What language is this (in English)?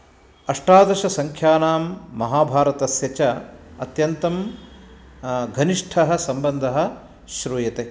Sanskrit